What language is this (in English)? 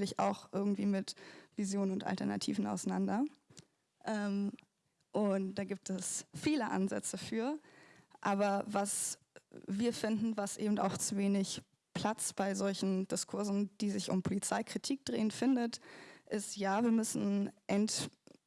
German